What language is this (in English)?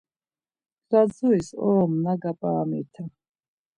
Laz